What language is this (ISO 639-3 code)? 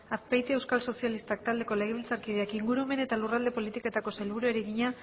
eus